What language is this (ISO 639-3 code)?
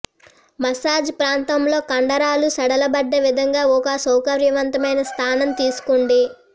tel